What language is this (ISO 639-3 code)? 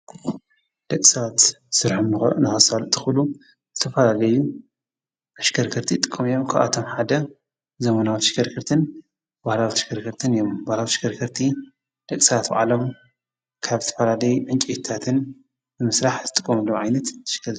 tir